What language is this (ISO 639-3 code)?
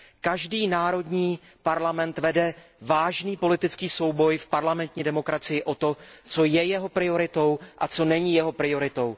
ces